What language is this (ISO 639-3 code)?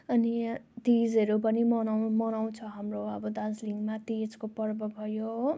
nep